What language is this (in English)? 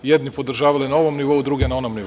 Serbian